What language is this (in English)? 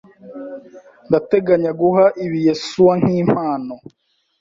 Kinyarwanda